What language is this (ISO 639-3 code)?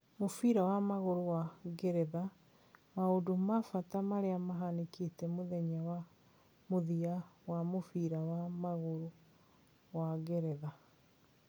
kik